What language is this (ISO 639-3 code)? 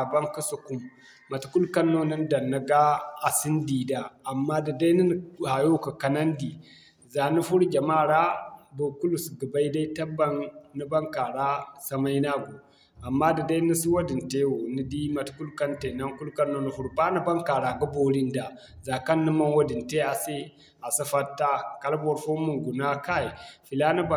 dje